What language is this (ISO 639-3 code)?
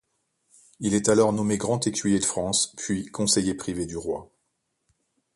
fra